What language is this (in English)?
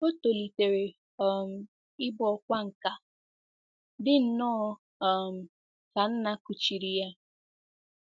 Igbo